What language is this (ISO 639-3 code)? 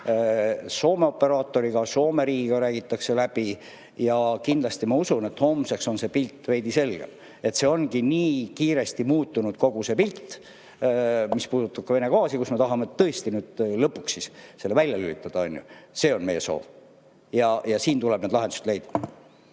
est